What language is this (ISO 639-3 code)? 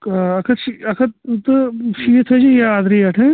kas